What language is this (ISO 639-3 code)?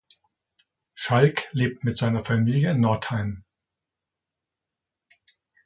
deu